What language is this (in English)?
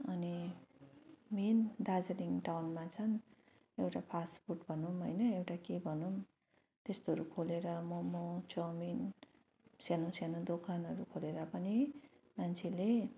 Nepali